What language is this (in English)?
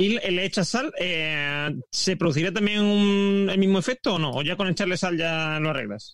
Spanish